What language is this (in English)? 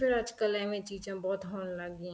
Punjabi